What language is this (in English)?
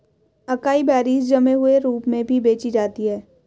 Hindi